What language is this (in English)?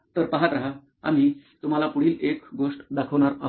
Marathi